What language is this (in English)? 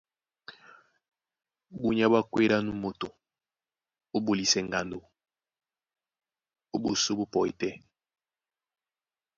Duala